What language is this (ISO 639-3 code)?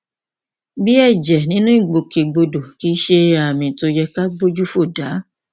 yor